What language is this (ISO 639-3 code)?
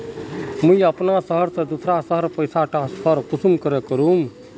mag